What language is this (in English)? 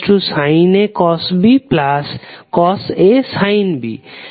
Bangla